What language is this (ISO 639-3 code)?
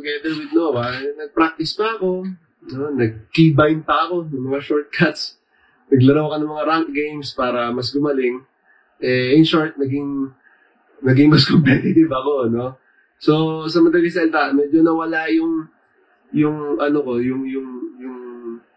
fil